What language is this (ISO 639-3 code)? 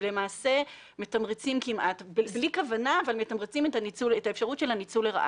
heb